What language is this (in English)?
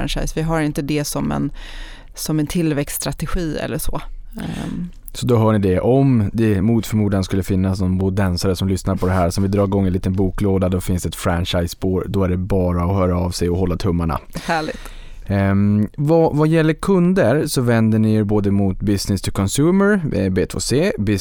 Swedish